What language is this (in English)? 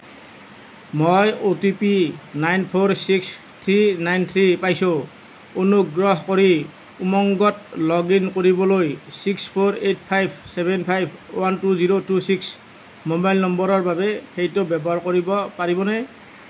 Assamese